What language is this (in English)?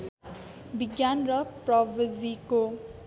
Nepali